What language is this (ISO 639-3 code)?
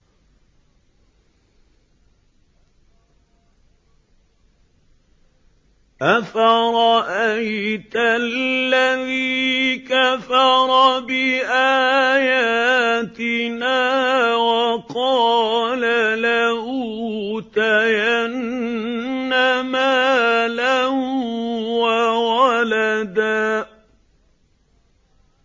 ara